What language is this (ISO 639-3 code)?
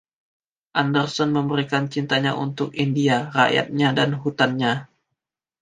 ind